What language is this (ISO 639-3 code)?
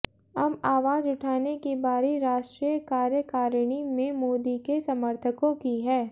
hin